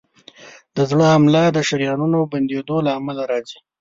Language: Pashto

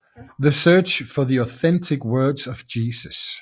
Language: Danish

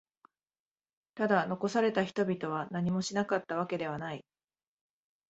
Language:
Japanese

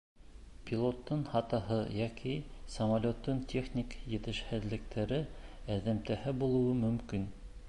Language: Bashkir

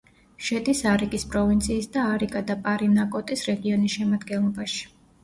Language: Georgian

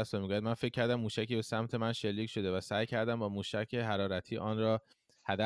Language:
Persian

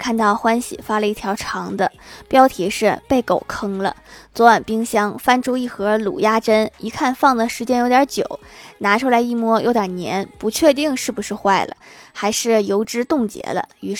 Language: Chinese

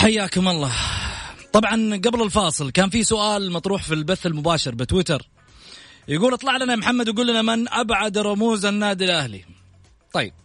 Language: Arabic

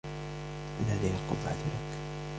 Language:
Arabic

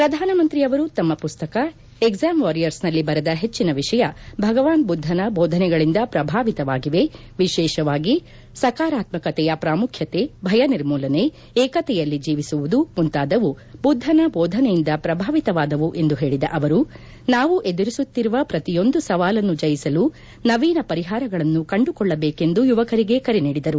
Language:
Kannada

